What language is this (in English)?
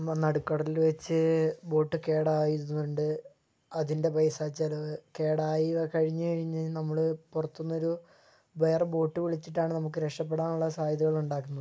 Malayalam